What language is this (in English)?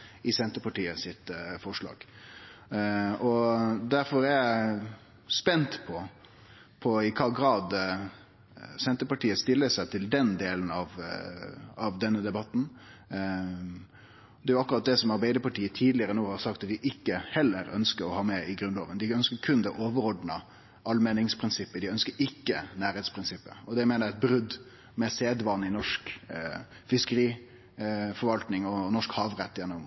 Norwegian Nynorsk